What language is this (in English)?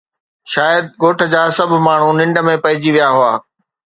Sindhi